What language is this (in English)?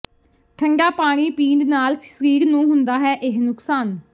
Punjabi